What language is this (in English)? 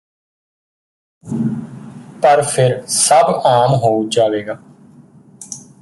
Punjabi